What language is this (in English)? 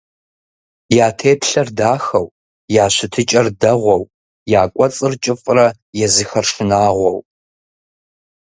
Kabardian